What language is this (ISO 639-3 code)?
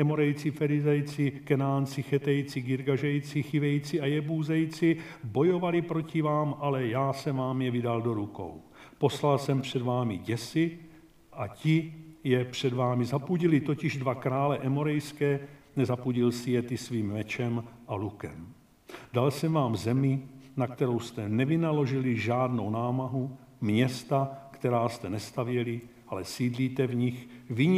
ces